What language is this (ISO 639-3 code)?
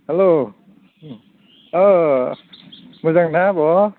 brx